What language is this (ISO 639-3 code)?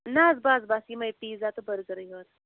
kas